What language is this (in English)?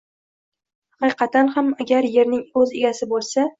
Uzbek